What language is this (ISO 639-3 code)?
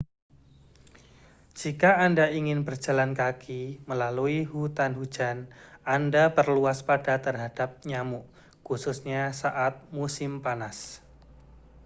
ind